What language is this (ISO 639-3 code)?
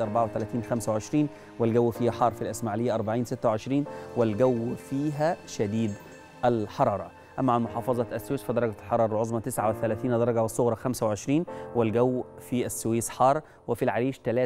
ara